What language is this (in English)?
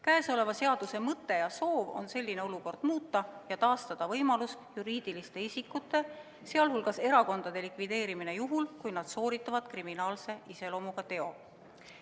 Estonian